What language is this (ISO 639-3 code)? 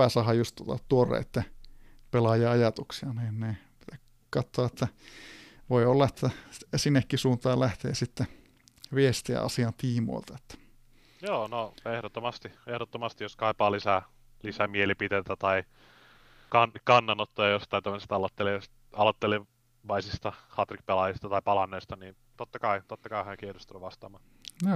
fin